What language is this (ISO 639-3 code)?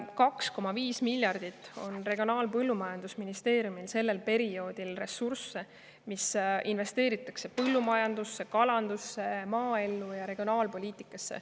est